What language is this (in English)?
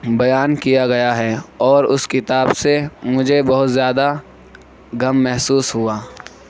Urdu